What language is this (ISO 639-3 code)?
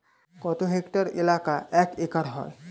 ben